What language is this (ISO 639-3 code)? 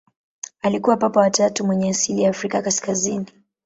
swa